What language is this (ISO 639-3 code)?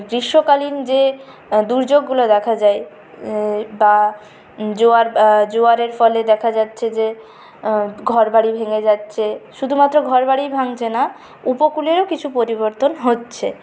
ben